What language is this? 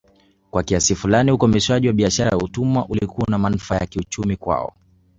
Swahili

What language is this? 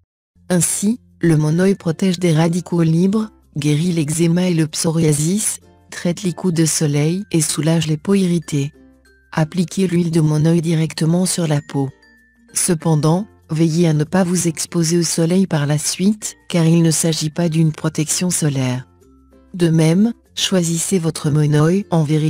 French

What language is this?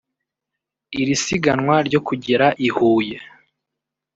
Kinyarwanda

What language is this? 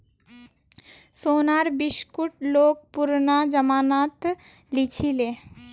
Magahi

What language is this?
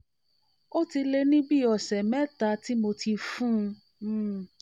Yoruba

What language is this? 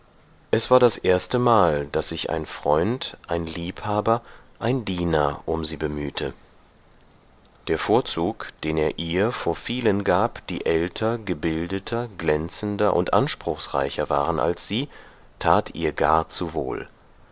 German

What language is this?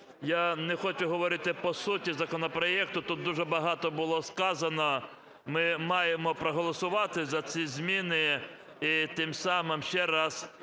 Ukrainian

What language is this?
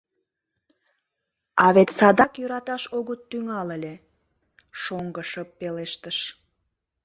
Mari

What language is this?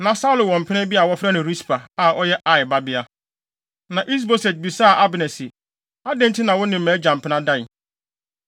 Akan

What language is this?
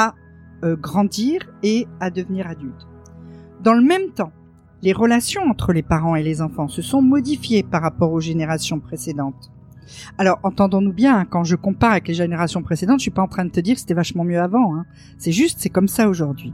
French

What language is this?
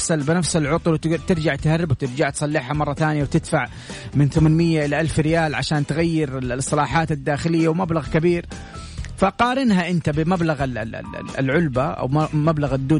Arabic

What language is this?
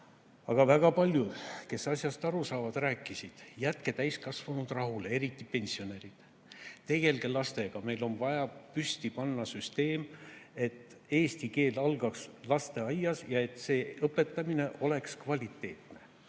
Estonian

